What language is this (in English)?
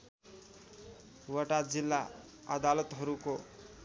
Nepali